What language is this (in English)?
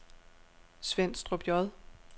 Danish